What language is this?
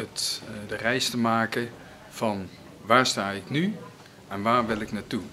Dutch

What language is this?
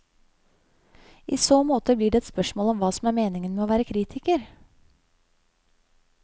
Norwegian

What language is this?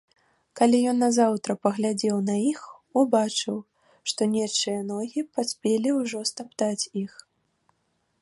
Belarusian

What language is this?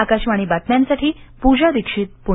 Marathi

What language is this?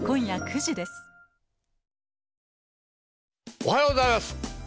Japanese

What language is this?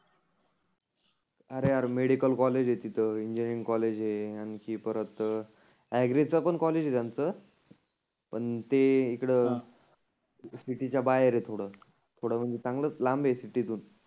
Marathi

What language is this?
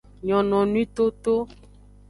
Aja (Benin)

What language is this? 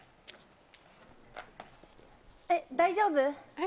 Japanese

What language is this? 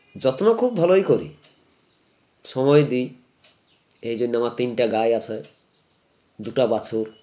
Bangla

